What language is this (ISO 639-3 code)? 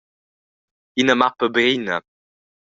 roh